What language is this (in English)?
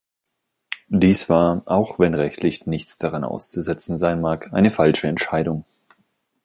German